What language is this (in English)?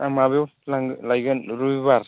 Bodo